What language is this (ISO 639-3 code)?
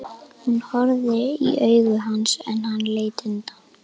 isl